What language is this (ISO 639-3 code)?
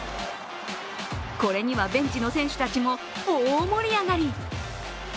jpn